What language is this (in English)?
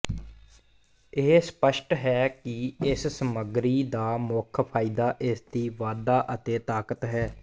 Punjabi